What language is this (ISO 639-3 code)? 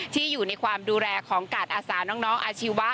tha